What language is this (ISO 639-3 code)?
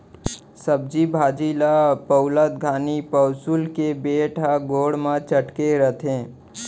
hne